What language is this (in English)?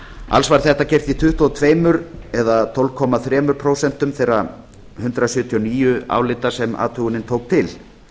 Icelandic